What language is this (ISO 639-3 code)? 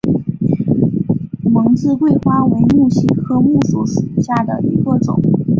zho